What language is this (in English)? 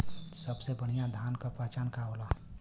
Bhojpuri